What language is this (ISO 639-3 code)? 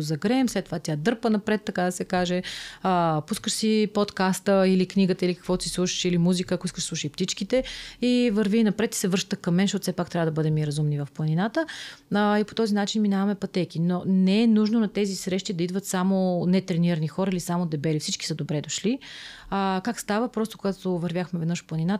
bul